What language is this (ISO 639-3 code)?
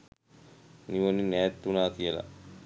sin